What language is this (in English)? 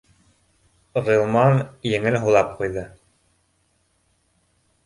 Bashkir